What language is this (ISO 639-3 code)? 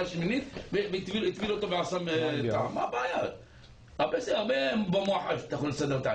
heb